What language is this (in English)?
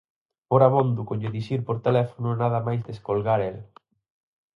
Galician